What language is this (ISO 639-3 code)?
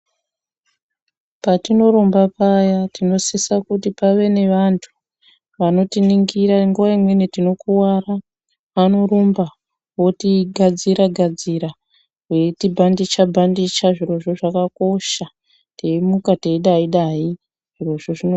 ndc